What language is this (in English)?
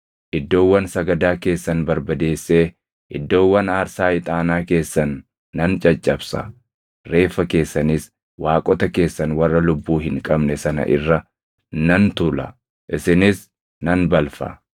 Oromo